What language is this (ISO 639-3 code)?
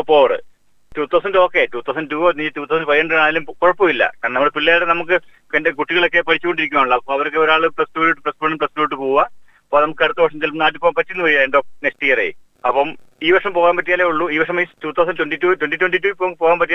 mal